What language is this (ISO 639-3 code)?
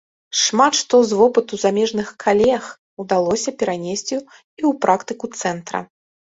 bel